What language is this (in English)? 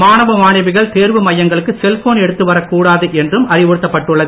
Tamil